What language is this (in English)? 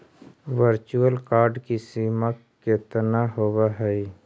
Magahi